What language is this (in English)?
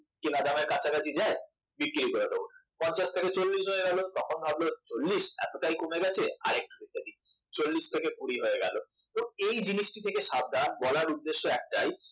Bangla